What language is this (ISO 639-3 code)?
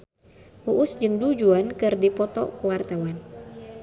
sun